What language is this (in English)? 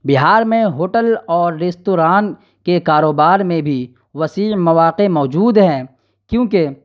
Urdu